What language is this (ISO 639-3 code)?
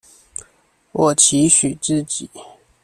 zho